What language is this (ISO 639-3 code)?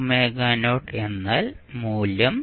mal